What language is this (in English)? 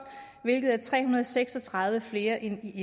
Danish